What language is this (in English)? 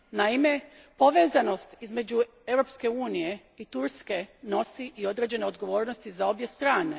Croatian